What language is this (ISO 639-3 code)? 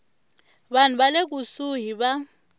tso